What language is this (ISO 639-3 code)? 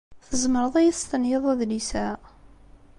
kab